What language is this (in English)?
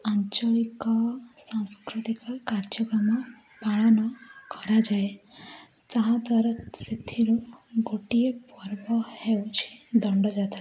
Odia